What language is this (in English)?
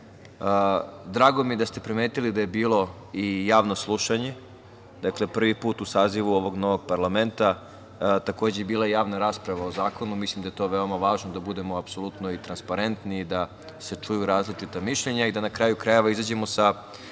Serbian